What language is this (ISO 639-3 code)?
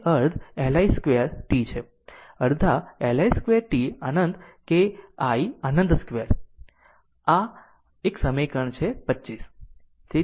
guj